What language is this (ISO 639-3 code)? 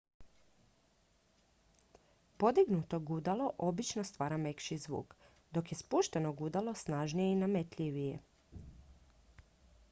hrv